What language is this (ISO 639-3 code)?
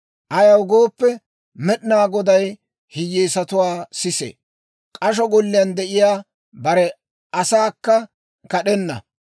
dwr